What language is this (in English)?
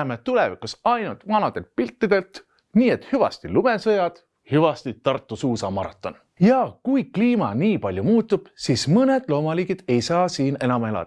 Estonian